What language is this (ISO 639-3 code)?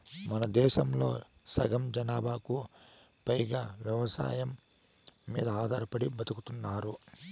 tel